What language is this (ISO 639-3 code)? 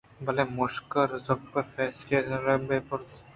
bgp